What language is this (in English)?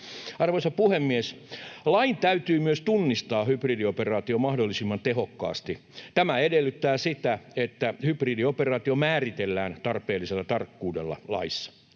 Finnish